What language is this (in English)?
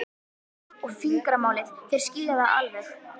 Icelandic